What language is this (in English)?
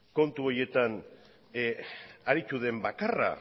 Basque